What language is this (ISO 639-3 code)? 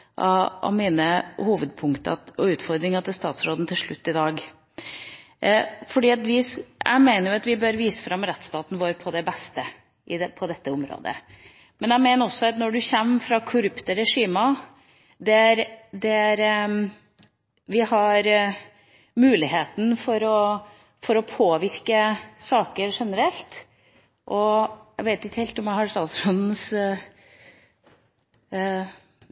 nob